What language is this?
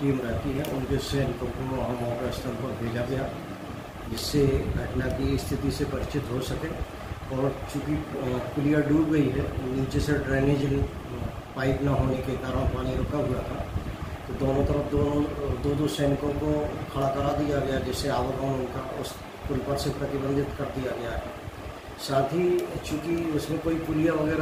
Hindi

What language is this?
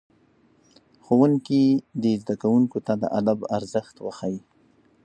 Pashto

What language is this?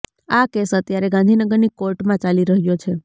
Gujarati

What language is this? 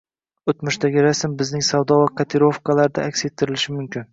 Uzbek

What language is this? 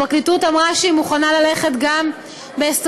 Hebrew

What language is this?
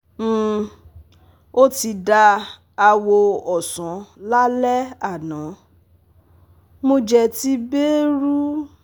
Yoruba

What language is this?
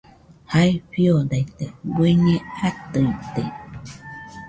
Nüpode Huitoto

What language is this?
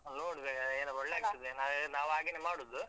Kannada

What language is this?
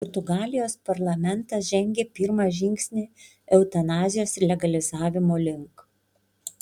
Lithuanian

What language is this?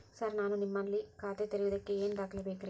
Kannada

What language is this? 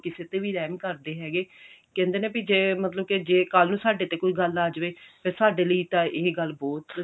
Punjabi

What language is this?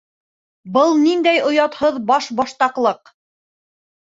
Bashkir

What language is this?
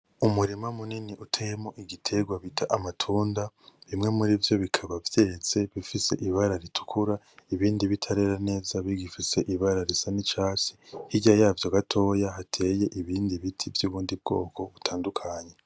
Rundi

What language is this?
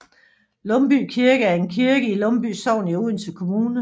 Danish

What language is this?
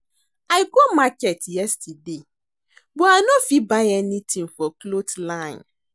Nigerian Pidgin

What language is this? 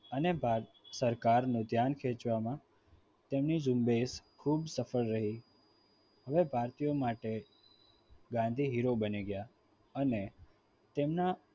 Gujarati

